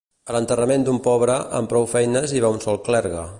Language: Catalan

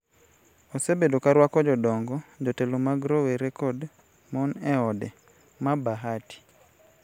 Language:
Luo (Kenya and Tanzania)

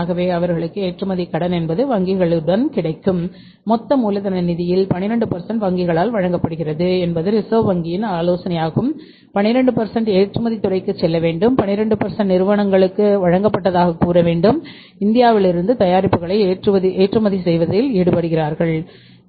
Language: Tamil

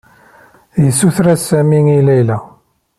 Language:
Kabyle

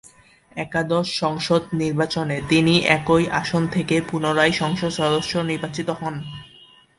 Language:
Bangla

